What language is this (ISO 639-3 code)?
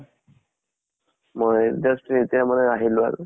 asm